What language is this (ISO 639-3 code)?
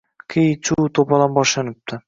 uzb